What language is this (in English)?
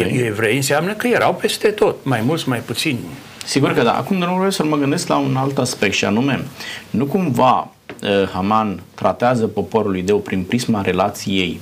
Romanian